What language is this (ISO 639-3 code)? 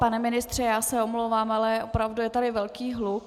ces